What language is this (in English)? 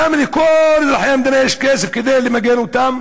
Hebrew